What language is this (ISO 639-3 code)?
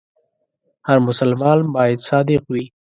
pus